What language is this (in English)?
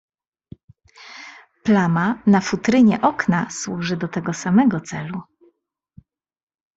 Polish